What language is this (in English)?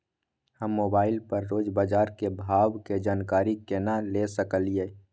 Maithili